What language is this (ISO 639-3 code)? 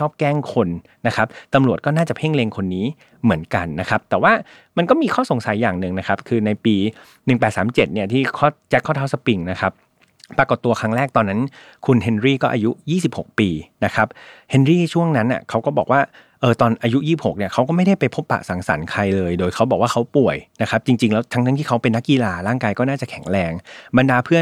tha